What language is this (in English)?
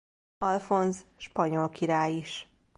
Hungarian